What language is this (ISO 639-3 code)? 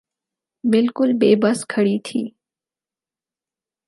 urd